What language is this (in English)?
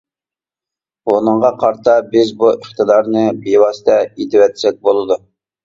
Uyghur